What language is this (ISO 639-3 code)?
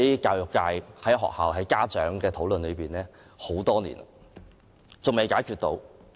yue